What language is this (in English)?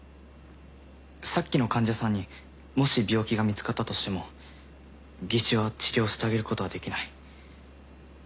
Japanese